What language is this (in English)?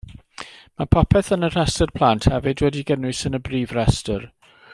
Welsh